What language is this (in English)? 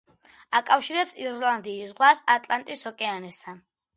Georgian